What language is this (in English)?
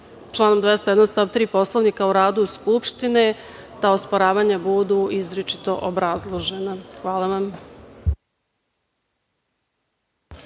Serbian